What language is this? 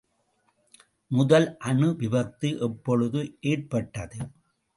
Tamil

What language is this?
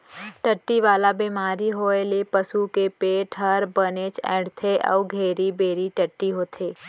Chhattisgarhi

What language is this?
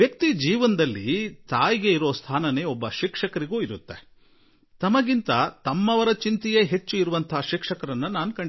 Kannada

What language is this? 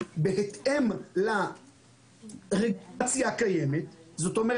Hebrew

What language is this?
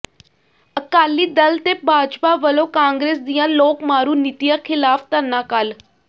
Punjabi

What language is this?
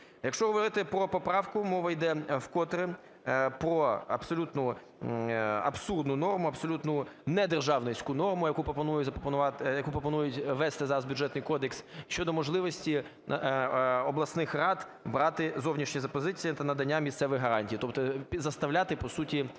Ukrainian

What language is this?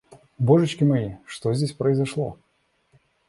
Russian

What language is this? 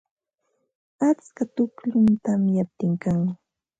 Ambo-Pasco Quechua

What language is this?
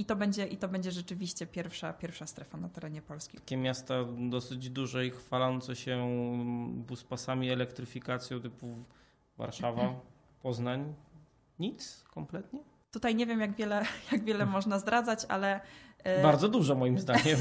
Polish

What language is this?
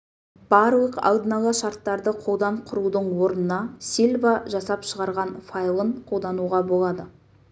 Kazakh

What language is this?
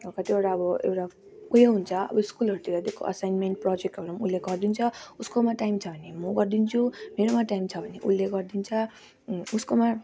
Nepali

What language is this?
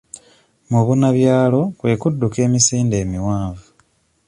Ganda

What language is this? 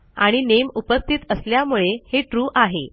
Marathi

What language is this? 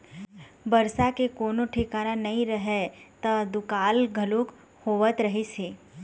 Chhattisgarhi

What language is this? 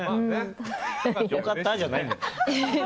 Japanese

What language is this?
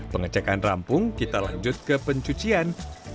Indonesian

